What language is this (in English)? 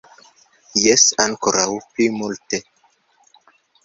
Esperanto